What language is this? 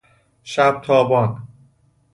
Persian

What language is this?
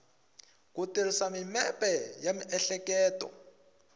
Tsonga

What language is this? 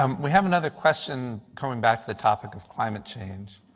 English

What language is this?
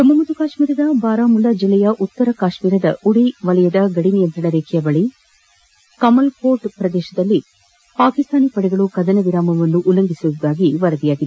Kannada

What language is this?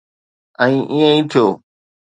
Sindhi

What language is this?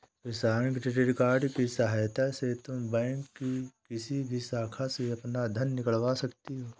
Hindi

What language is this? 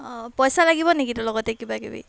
Assamese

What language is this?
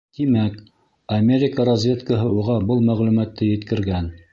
Bashkir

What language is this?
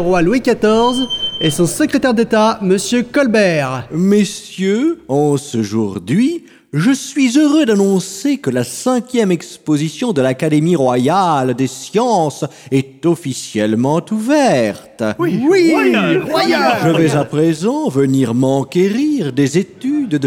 French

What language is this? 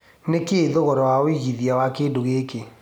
Kikuyu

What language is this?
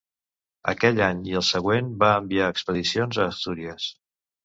Catalan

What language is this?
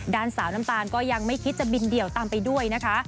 Thai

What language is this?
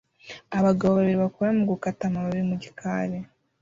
Kinyarwanda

